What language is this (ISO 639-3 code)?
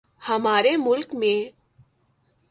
urd